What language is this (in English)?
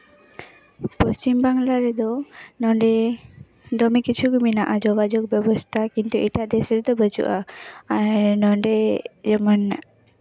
Santali